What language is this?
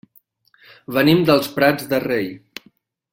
Catalan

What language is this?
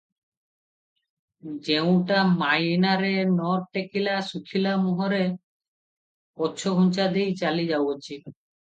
Odia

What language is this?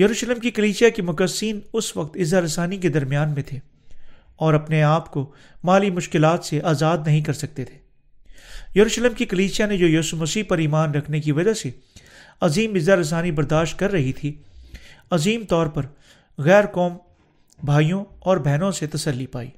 Urdu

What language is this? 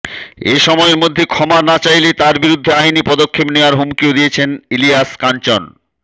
Bangla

